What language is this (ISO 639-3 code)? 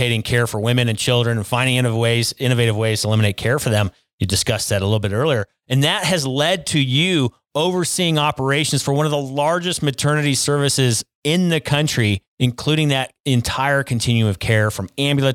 eng